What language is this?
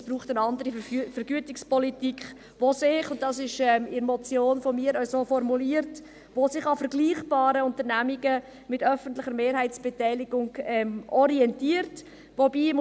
Swiss German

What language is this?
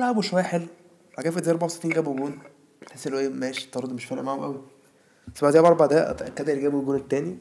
Arabic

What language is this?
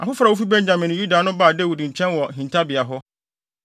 Akan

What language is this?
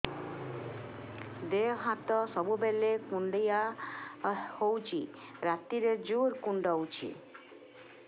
Odia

